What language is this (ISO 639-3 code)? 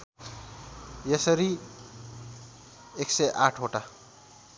nep